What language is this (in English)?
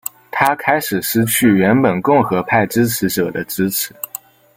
Chinese